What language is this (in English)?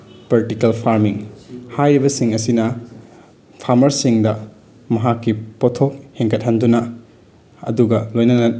Manipuri